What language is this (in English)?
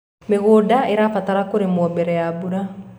Kikuyu